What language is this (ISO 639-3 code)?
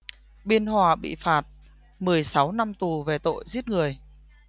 vie